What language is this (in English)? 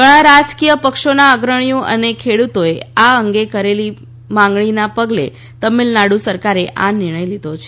Gujarati